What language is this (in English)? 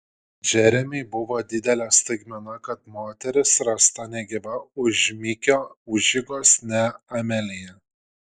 Lithuanian